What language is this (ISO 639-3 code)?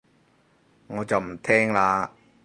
yue